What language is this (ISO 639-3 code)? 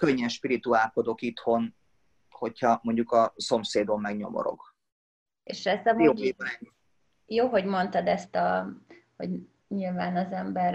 hun